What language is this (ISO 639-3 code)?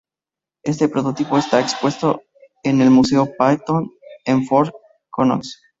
spa